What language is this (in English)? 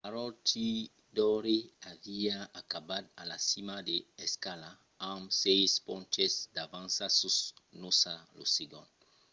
Occitan